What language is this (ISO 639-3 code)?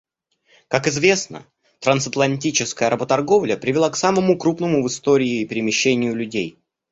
rus